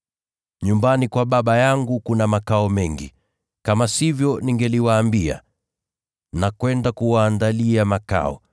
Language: Swahili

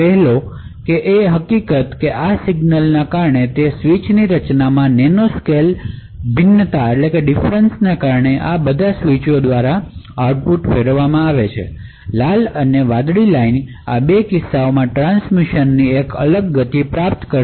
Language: Gujarati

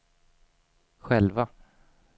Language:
Swedish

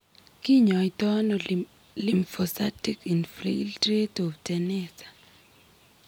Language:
Kalenjin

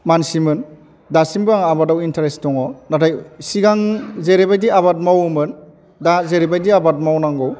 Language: Bodo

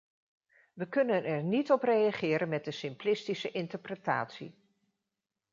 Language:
Dutch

